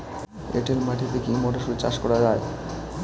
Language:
Bangla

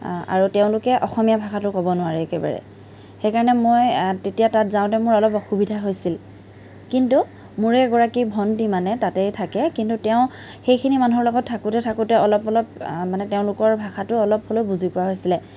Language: Assamese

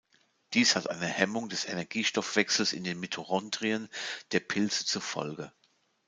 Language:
German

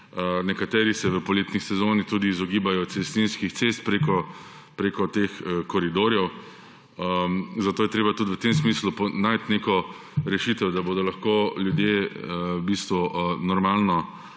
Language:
Slovenian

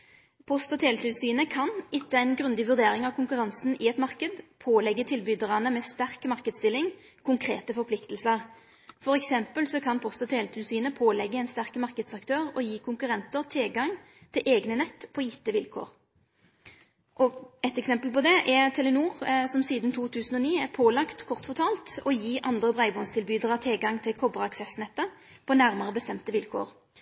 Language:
Norwegian Nynorsk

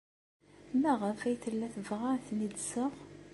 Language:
Kabyle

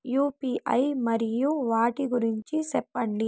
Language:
Telugu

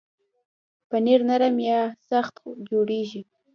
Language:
Pashto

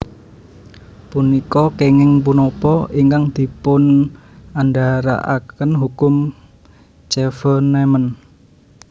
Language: Javanese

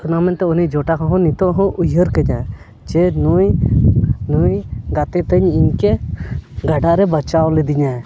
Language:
Santali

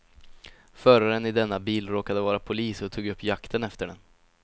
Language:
Swedish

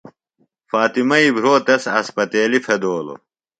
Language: Phalura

